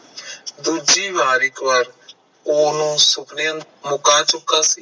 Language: Punjabi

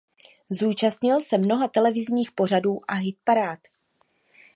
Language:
Czech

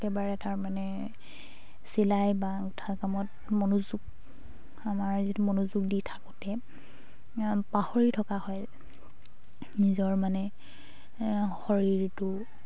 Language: Assamese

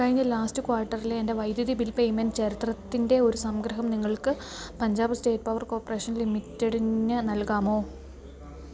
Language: Malayalam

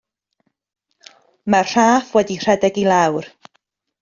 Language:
Welsh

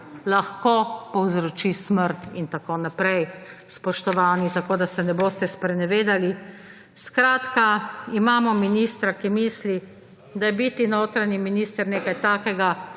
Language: Slovenian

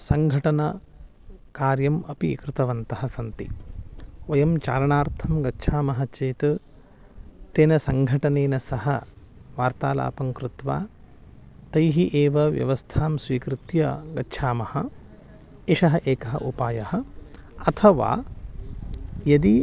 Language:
Sanskrit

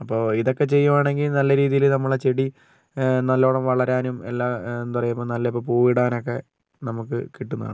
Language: Malayalam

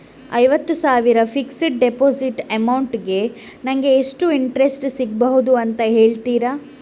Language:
Kannada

